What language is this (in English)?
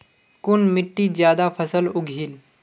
Magahi